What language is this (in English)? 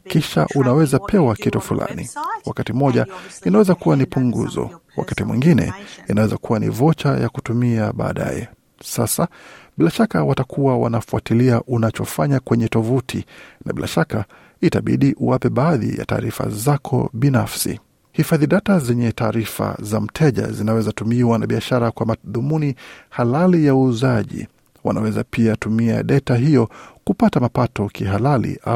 Swahili